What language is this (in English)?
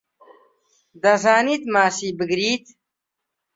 Central Kurdish